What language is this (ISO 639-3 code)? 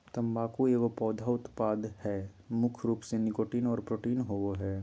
mag